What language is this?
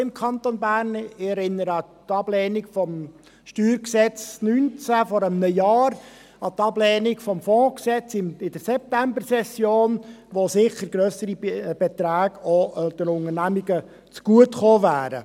Swiss German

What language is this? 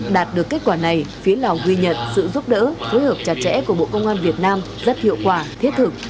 Vietnamese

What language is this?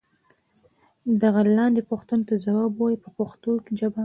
Pashto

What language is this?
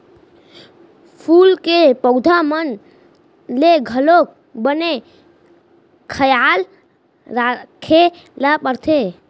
Chhattisgarhi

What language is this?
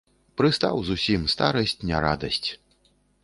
Belarusian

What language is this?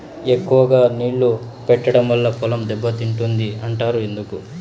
Telugu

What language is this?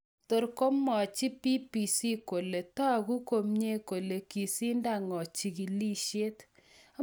Kalenjin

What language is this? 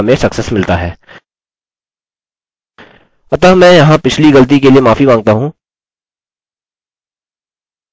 Hindi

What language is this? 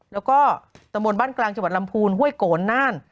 Thai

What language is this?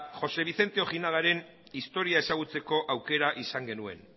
Basque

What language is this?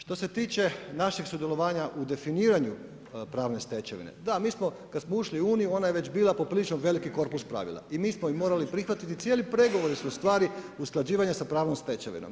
Croatian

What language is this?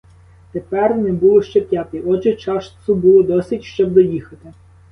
Ukrainian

